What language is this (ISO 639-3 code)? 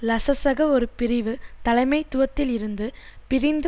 tam